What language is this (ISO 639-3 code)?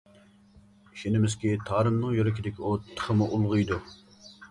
uig